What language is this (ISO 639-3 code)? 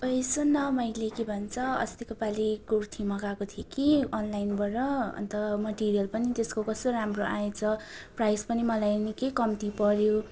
nep